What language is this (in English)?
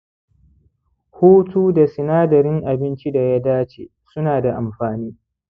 Hausa